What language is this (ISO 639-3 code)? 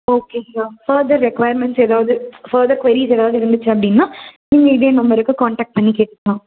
tam